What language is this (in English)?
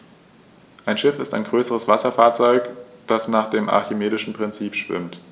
German